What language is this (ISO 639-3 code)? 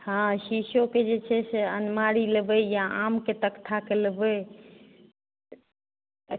mai